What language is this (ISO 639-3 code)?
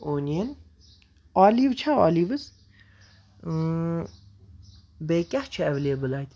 kas